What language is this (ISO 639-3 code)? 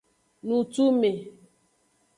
ajg